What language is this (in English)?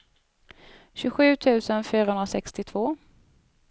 Swedish